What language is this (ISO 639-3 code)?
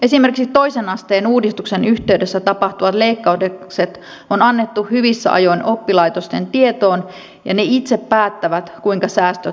fin